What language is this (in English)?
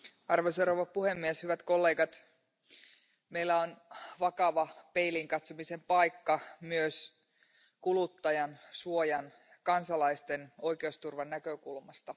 Finnish